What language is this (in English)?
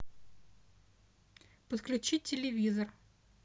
Russian